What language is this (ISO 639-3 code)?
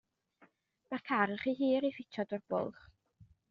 cym